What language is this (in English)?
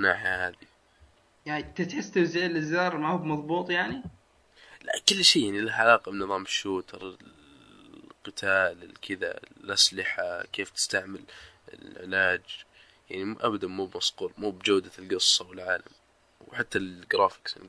Arabic